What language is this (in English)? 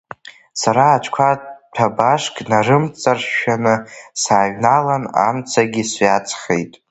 Abkhazian